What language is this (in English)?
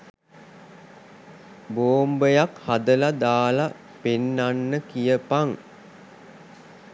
Sinhala